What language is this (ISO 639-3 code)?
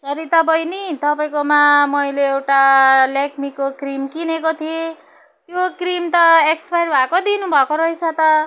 nep